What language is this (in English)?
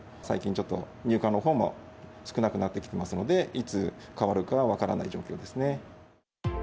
Japanese